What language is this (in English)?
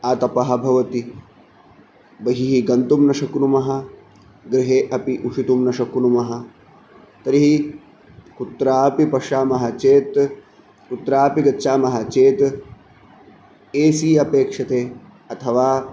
Sanskrit